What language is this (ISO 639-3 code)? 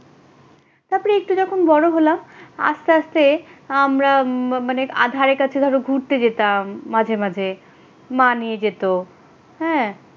ben